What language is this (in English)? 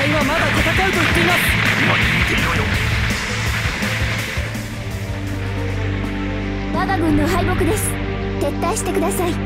Japanese